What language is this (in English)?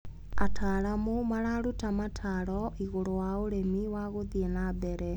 Kikuyu